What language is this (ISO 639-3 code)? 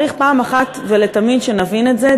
heb